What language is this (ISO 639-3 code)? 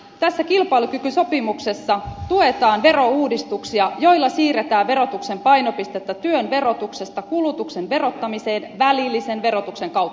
fin